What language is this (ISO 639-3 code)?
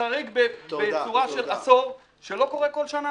heb